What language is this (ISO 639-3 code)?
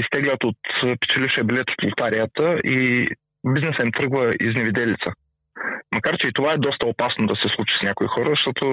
bul